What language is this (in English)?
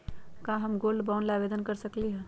Magahi